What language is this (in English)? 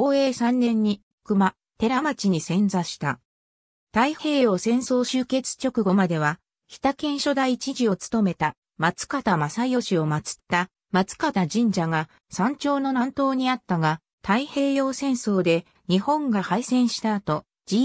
Japanese